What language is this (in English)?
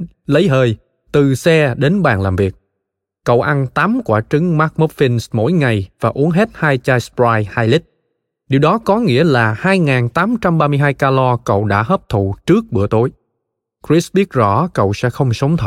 Vietnamese